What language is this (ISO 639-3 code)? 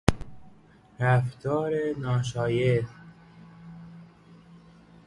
fas